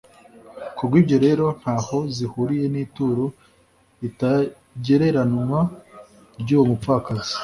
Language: Kinyarwanda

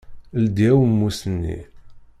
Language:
Kabyle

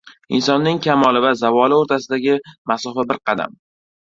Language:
Uzbek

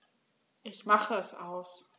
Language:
German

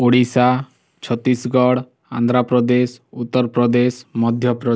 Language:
Odia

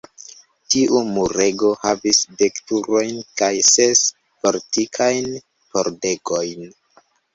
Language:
Esperanto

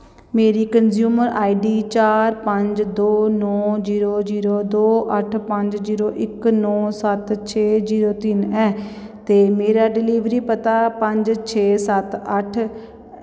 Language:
Dogri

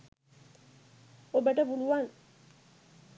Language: Sinhala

